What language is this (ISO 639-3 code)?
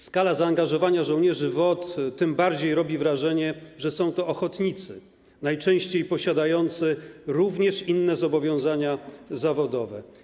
pol